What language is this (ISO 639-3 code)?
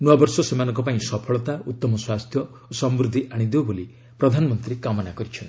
ori